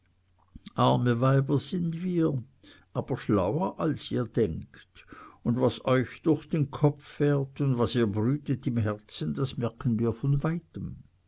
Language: German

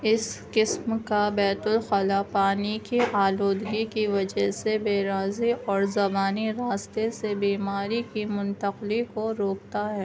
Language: Urdu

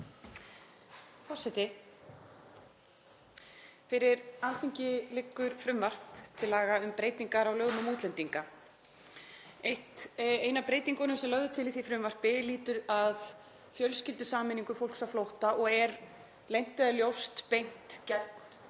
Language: Icelandic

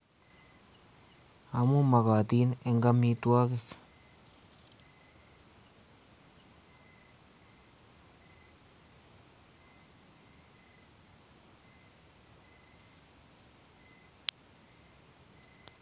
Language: Kalenjin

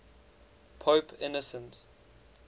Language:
English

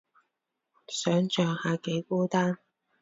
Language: Cantonese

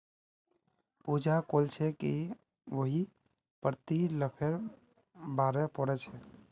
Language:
Magahi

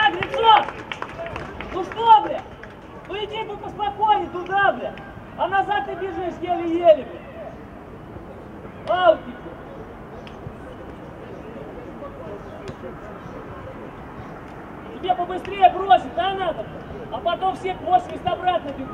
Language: Russian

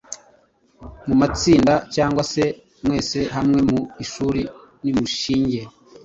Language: Kinyarwanda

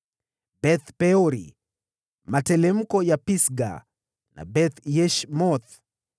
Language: Swahili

